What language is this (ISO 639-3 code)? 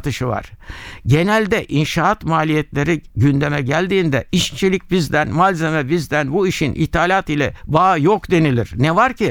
tur